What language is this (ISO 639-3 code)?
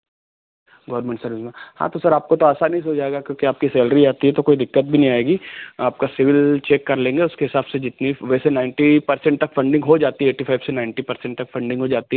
hin